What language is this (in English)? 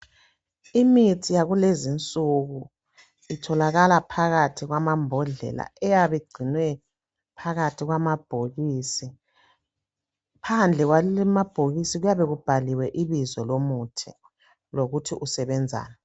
North Ndebele